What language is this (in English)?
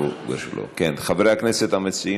Hebrew